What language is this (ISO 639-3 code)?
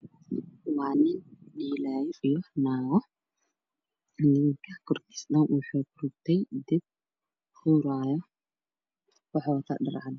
som